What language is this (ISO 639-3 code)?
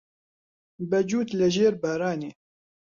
ckb